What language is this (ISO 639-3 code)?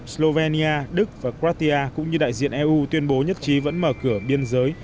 vie